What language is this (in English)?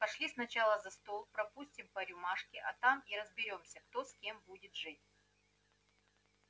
Russian